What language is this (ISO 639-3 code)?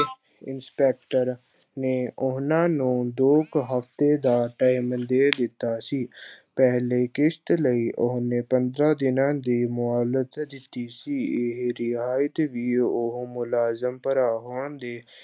pan